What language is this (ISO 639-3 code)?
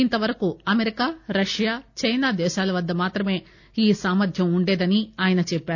tel